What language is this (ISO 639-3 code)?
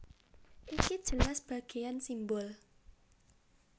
jav